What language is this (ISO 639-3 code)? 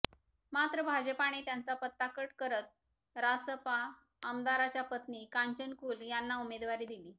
mar